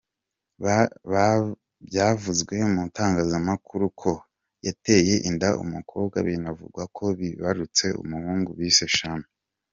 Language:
Kinyarwanda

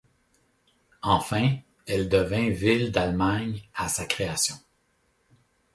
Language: French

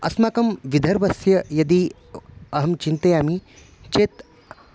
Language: Sanskrit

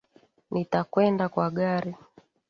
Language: Swahili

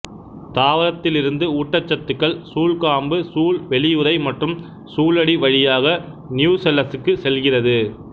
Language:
Tamil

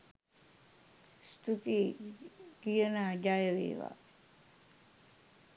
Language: Sinhala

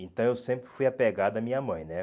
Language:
Portuguese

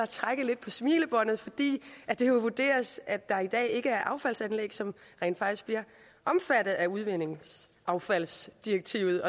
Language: Danish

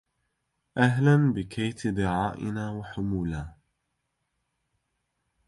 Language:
Arabic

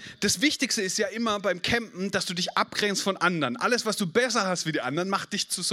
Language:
German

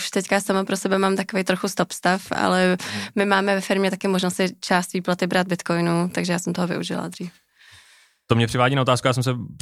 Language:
Czech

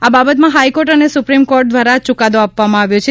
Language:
Gujarati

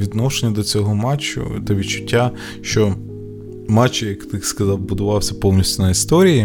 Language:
Ukrainian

